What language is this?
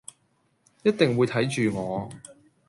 Cantonese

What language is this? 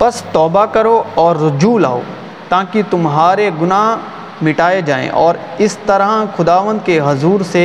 Urdu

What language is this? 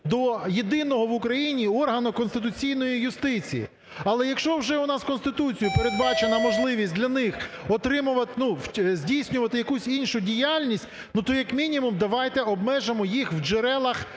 Ukrainian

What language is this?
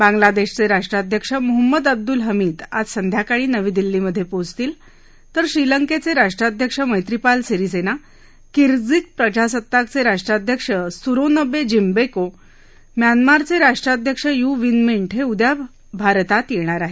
Marathi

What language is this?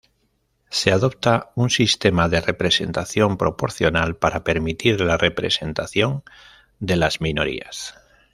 Spanish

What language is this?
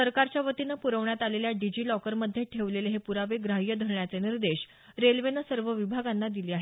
Marathi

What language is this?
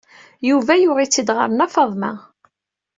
Kabyle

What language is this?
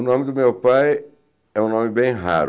Portuguese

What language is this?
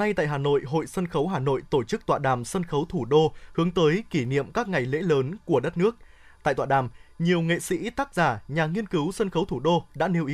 Vietnamese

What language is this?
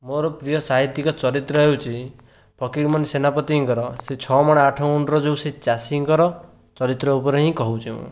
Odia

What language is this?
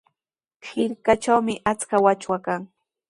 Sihuas Ancash Quechua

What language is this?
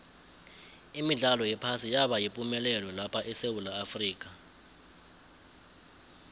South Ndebele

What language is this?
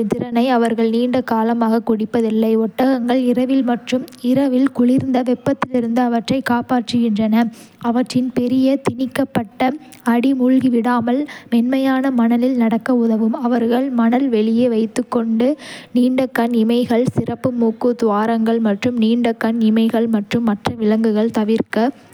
Kota (India)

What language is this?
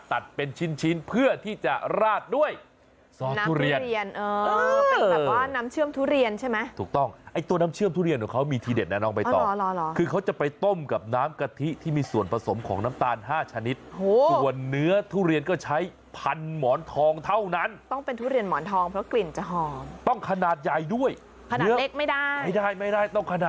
Thai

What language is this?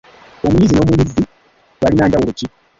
Ganda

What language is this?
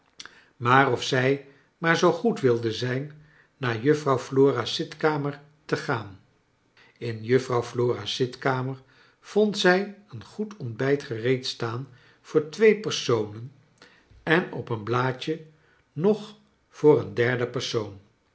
Dutch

